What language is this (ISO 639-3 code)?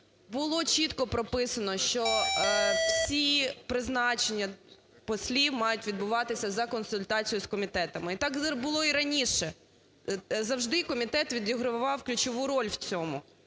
ukr